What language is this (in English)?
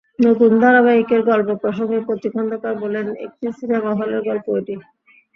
Bangla